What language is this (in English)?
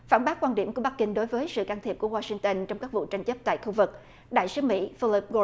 Vietnamese